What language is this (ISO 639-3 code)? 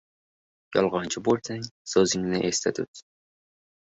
uzb